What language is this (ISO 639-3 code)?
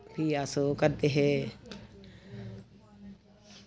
doi